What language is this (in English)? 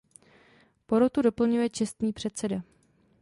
Czech